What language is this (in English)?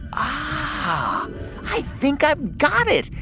English